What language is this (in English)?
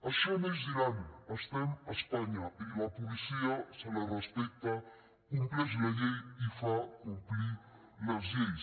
Catalan